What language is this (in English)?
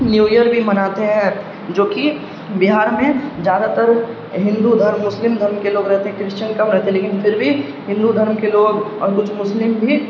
Urdu